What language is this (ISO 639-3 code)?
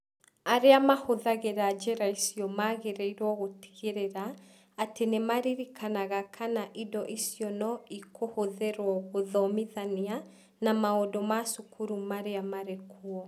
kik